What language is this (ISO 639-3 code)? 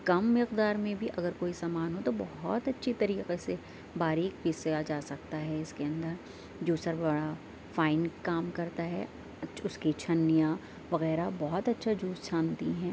urd